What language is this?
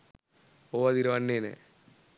Sinhala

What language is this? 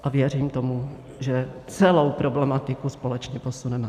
Czech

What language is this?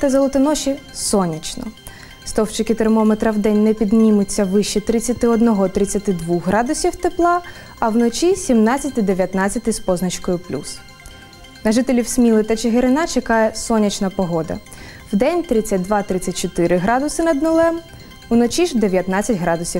Ukrainian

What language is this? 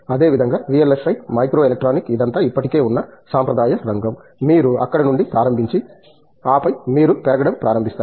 Telugu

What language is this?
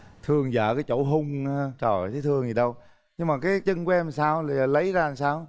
Vietnamese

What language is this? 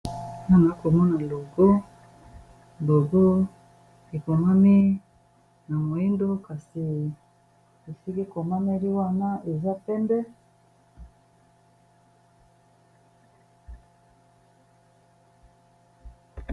Lingala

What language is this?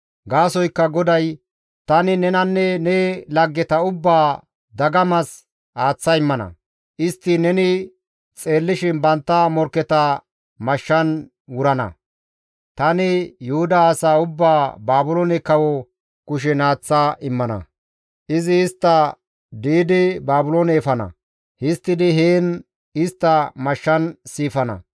Gamo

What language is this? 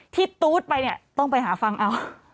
Thai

